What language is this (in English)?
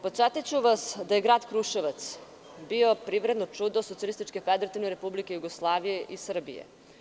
Serbian